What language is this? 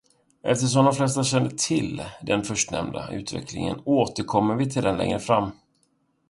Swedish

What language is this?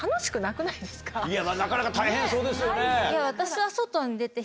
Japanese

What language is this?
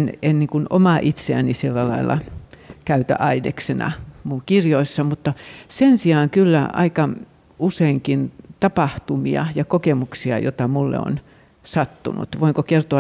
Finnish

